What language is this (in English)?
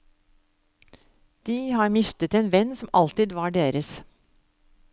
Norwegian